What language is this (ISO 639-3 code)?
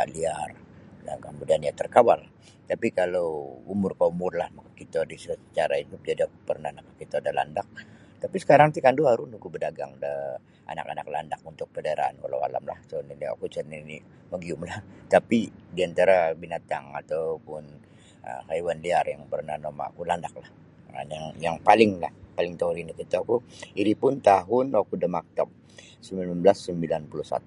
bsy